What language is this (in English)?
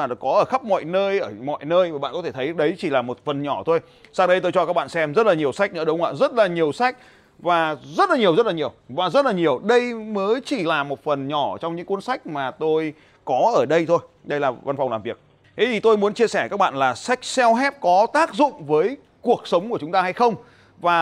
Vietnamese